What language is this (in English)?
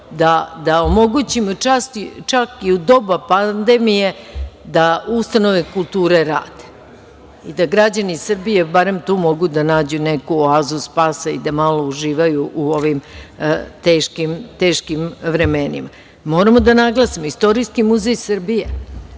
Serbian